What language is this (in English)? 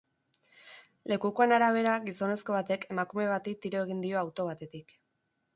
Basque